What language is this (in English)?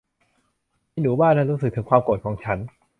Thai